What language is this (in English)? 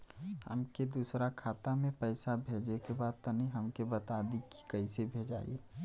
Bhojpuri